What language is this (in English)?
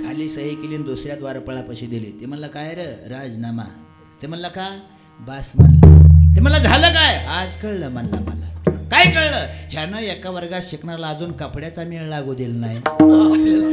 Marathi